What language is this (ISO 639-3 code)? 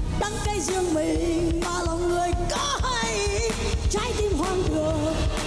vie